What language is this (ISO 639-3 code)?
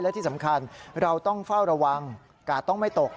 tha